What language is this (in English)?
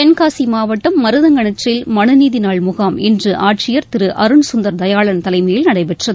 Tamil